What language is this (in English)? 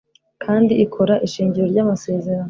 Kinyarwanda